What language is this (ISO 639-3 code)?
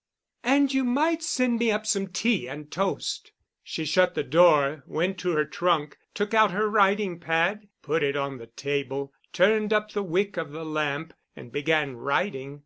eng